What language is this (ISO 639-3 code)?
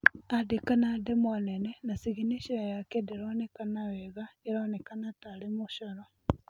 kik